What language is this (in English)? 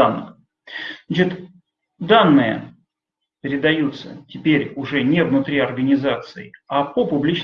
Russian